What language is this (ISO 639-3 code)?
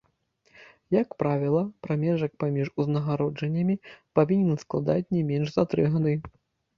bel